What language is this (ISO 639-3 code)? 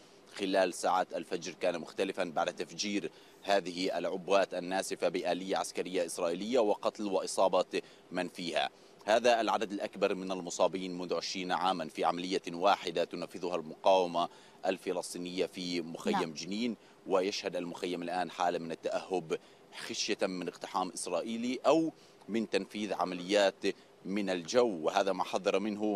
ara